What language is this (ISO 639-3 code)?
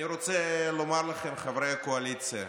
heb